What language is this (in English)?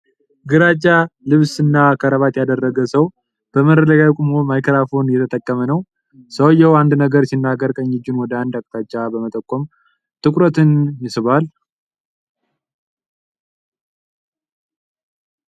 Amharic